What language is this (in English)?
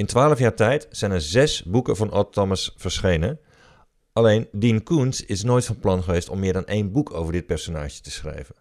Dutch